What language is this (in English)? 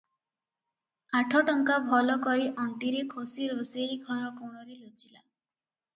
Odia